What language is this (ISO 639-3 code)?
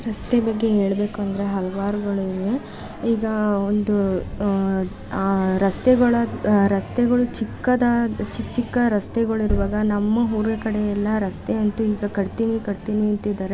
kan